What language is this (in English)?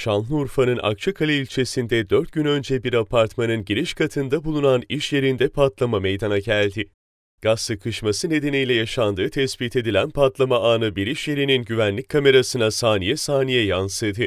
Turkish